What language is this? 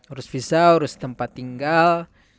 Indonesian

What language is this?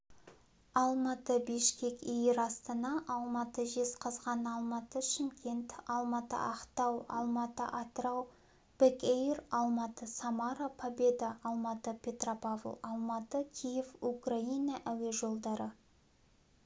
Kazakh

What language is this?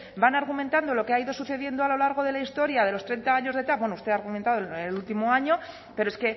Spanish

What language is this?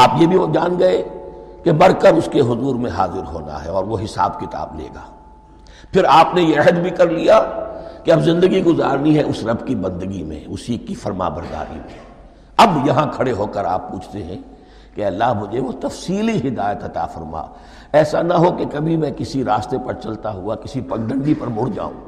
Urdu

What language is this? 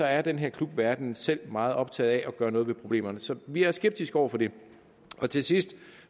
Danish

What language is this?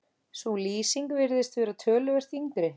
Icelandic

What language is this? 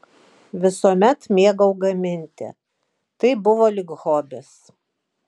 Lithuanian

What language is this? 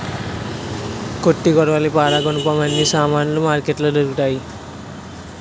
Telugu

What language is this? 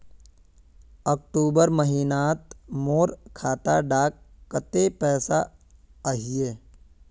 Magahi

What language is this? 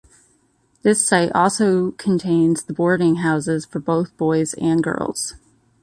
English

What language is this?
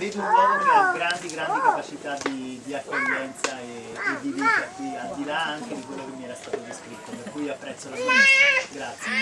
Italian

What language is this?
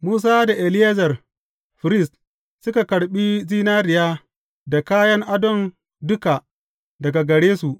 Hausa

